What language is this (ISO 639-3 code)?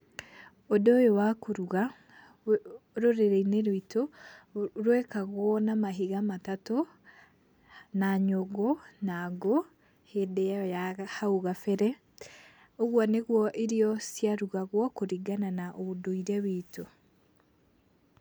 kik